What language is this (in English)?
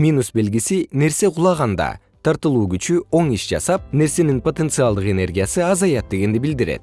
Kyrgyz